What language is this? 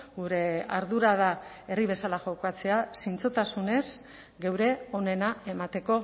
Basque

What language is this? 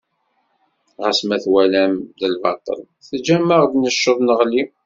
Kabyle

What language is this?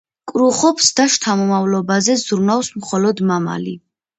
Georgian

